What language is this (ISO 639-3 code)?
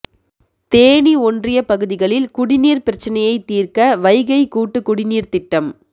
tam